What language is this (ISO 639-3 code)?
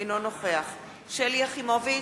heb